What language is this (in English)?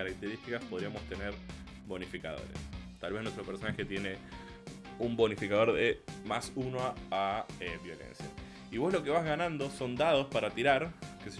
Spanish